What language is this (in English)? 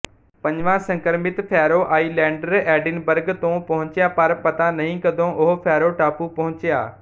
Punjabi